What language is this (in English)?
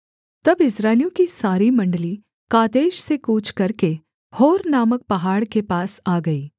Hindi